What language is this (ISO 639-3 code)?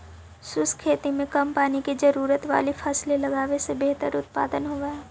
mag